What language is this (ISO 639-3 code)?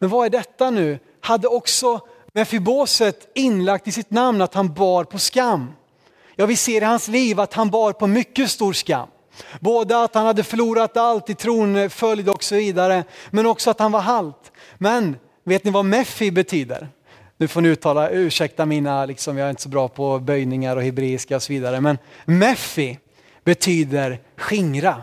swe